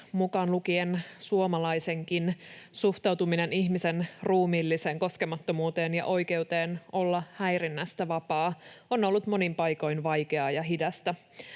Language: Finnish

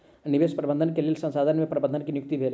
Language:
Maithili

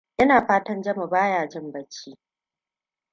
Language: Hausa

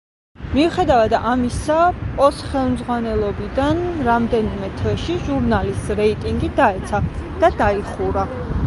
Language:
Georgian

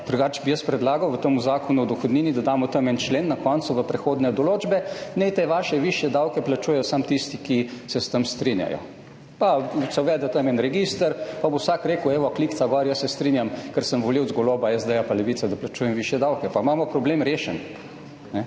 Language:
Slovenian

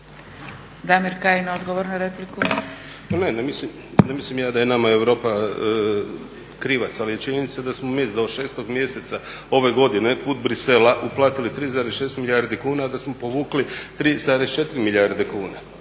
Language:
Croatian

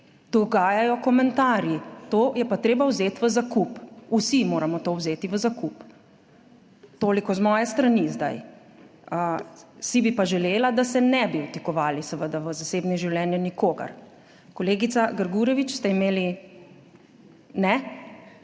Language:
Slovenian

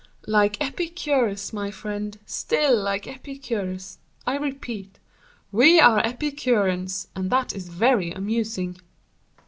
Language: English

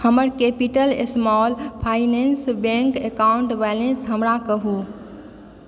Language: Maithili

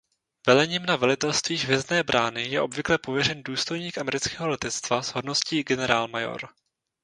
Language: Czech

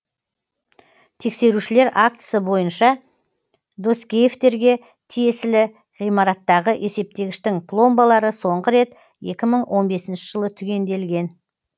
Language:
Kazakh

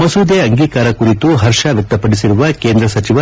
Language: Kannada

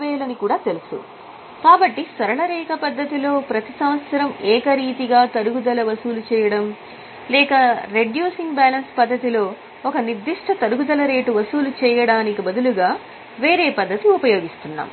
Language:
Telugu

